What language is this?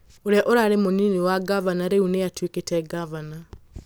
Kikuyu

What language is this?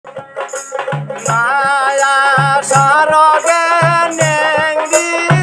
Bangla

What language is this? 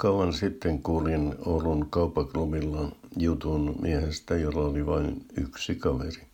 Finnish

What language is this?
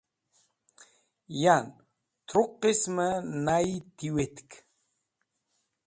Wakhi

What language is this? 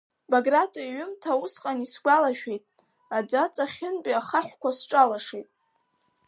Abkhazian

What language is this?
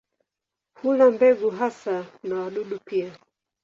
Swahili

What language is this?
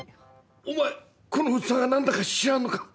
Japanese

